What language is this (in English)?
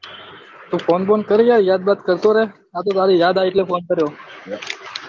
Gujarati